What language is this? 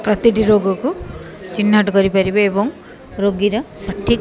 Odia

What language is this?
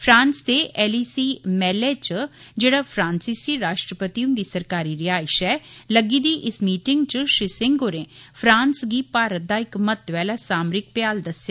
Dogri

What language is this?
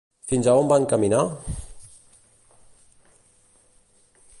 Catalan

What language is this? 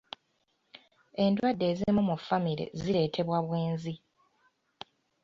Ganda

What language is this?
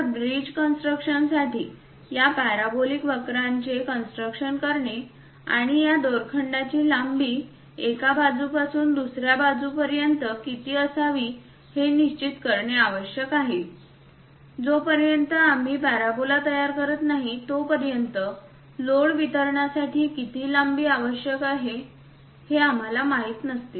Marathi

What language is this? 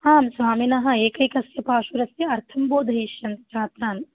Sanskrit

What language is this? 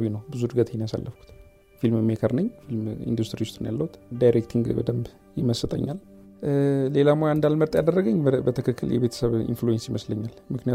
Amharic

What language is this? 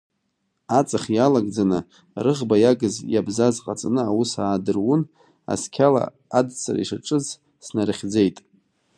Abkhazian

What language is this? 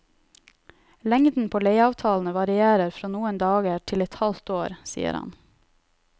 Norwegian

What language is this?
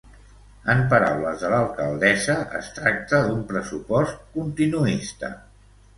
Catalan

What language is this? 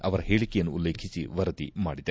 Kannada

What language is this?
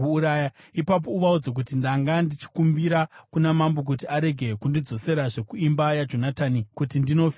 Shona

